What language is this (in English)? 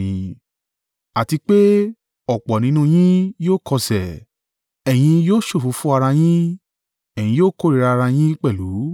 Yoruba